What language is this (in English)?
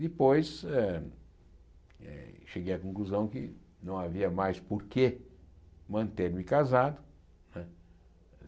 Portuguese